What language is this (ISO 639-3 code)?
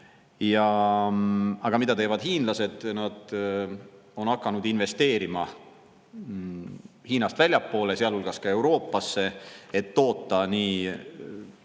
est